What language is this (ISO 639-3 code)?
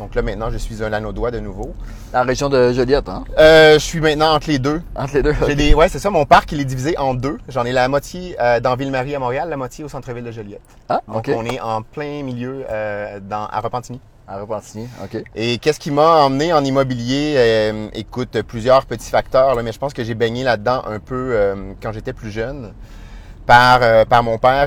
fra